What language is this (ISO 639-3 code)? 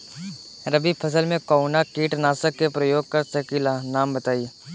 bho